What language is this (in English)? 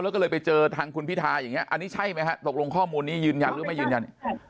Thai